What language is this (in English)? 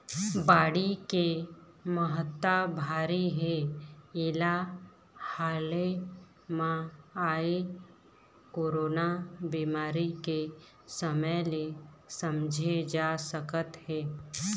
Chhattisgarhi